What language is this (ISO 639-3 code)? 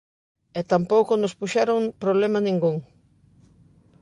glg